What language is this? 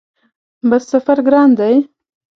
Pashto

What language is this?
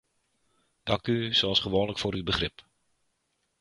Dutch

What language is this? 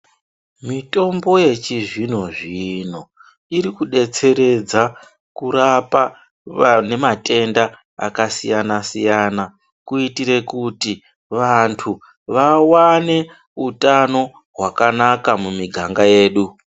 Ndau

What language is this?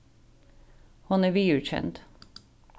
Faroese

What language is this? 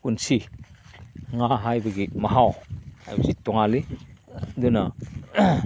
Manipuri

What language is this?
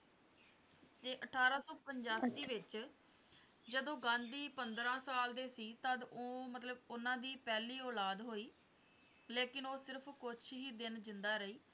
Punjabi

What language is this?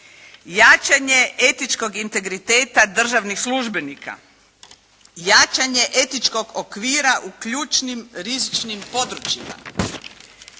Croatian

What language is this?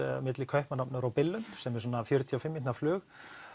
Icelandic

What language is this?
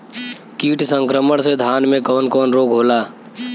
Bhojpuri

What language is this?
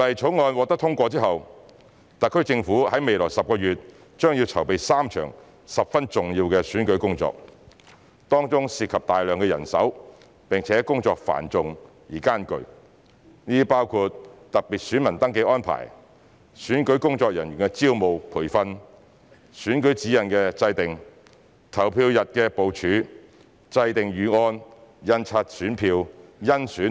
Cantonese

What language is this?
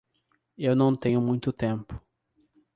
Portuguese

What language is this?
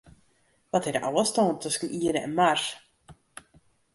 Western Frisian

